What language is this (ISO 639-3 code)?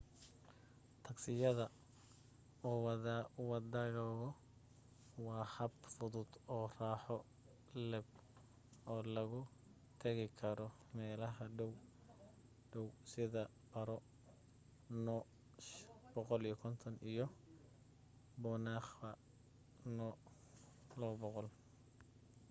som